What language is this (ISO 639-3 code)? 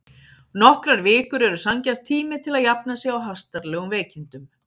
isl